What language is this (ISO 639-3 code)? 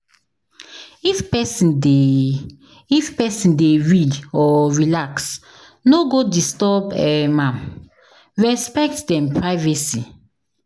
pcm